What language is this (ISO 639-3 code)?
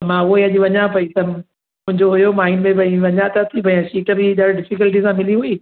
snd